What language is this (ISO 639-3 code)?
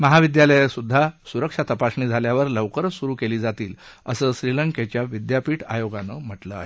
mar